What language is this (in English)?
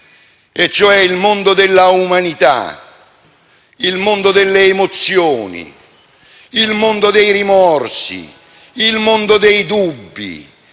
Italian